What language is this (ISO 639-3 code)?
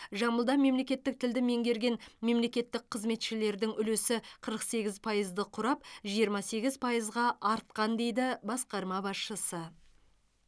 kaz